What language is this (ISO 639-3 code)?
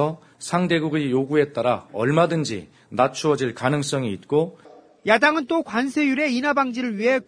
kor